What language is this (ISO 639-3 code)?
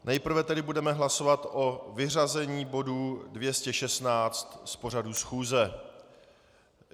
ces